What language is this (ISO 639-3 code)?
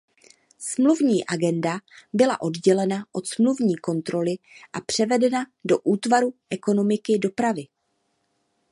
ces